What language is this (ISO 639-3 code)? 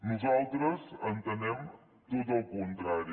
cat